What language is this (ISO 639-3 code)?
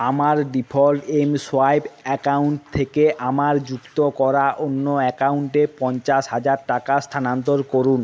ben